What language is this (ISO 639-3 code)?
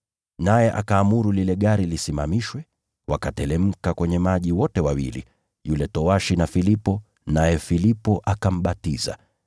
swa